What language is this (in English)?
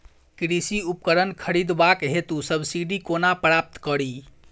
Maithili